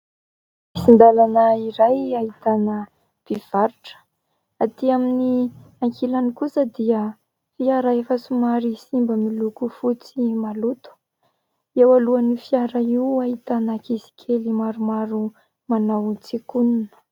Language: Malagasy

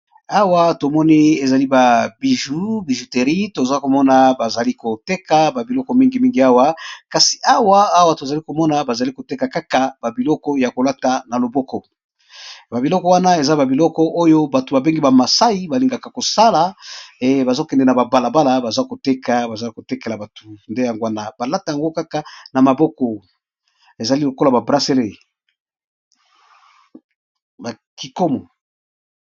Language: Lingala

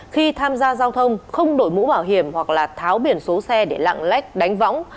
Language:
Vietnamese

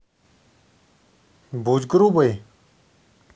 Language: Russian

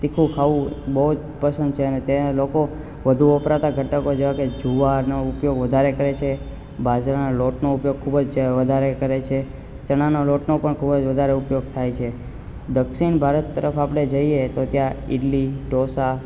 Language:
Gujarati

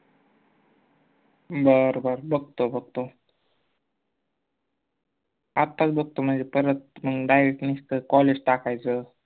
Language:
Marathi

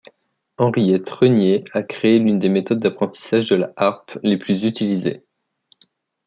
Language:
French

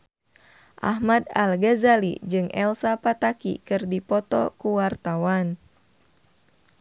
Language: Sundanese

